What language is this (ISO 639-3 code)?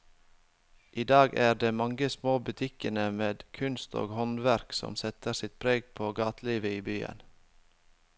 nor